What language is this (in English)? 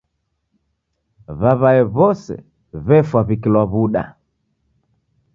Taita